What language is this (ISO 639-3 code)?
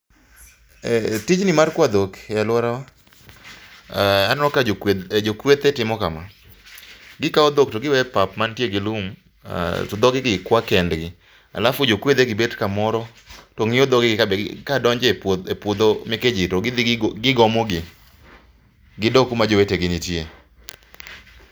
luo